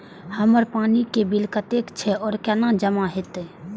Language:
Maithili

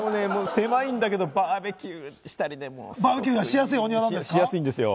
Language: Japanese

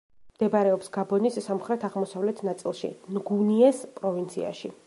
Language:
Georgian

